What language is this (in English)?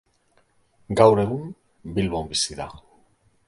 Basque